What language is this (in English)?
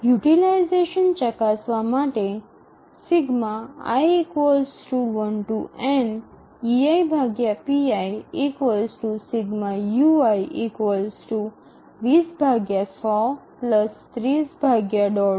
Gujarati